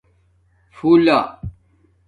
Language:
Domaaki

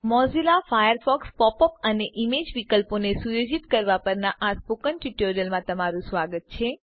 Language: Gujarati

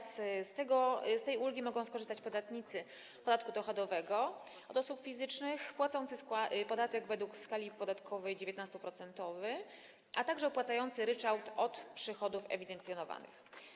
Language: Polish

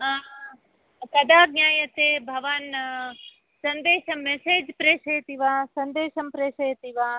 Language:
Sanskrit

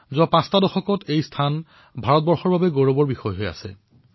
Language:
Assamese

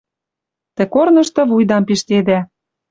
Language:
Western Mari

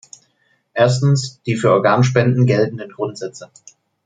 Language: German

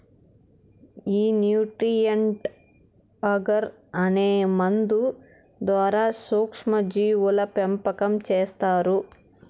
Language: Telugu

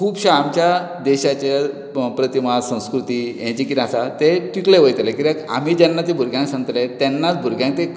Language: Konkani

